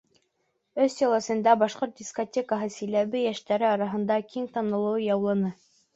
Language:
Bashkir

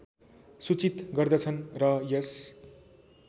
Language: Nepali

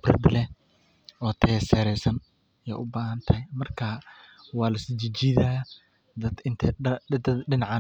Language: Somali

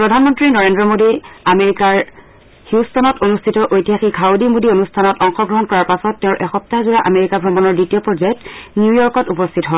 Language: Assamese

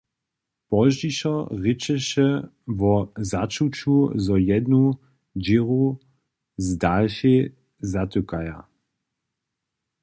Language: Upper Sorbian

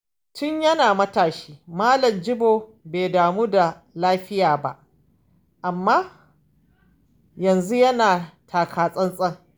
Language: Hausa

